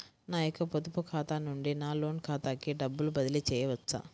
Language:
Telugu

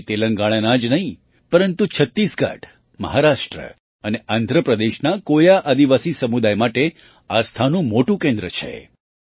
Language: Gujarati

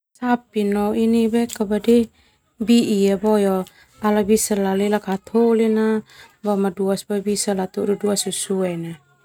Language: Termanu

